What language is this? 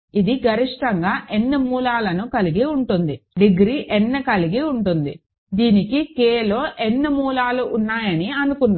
Telugu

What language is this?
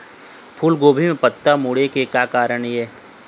Chhattisgarhi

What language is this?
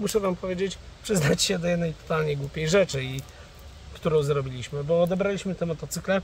Polish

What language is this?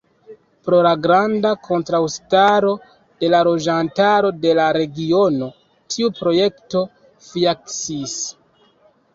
Esperanto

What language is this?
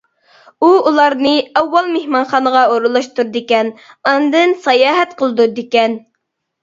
Uyghur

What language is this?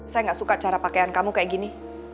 Indonesian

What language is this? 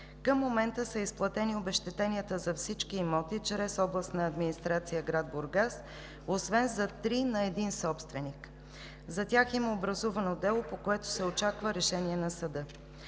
Bulgarian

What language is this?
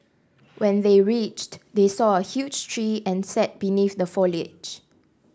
English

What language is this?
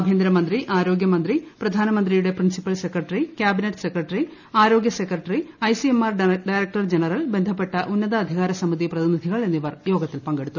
Malayalam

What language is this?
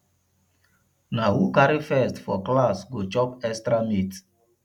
Nigerian Pidgin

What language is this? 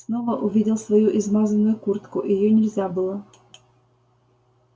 Russian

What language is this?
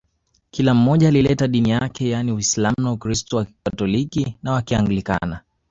Swahili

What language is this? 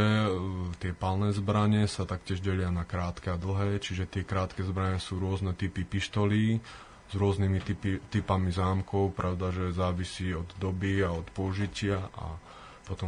Slovak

